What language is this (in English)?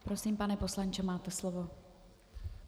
Czech